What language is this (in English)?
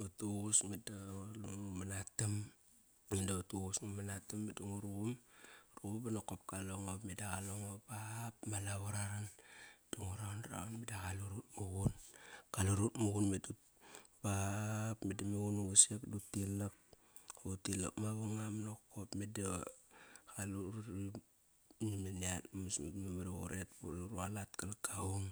Kairak